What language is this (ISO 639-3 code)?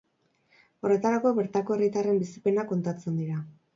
eus